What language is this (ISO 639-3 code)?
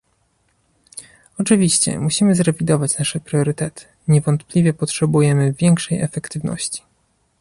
pol